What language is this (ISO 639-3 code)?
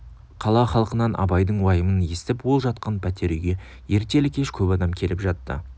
kaz